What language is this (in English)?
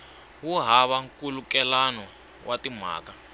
Tsonga